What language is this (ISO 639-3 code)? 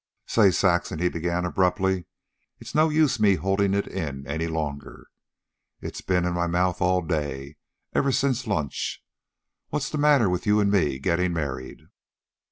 eng